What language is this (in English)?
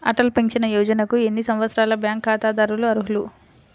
Telugu